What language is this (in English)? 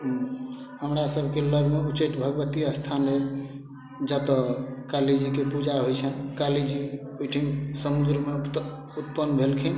Maithili